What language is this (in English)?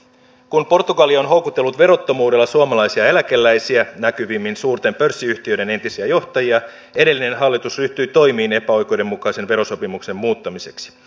Finnish